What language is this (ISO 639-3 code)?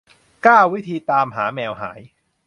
tha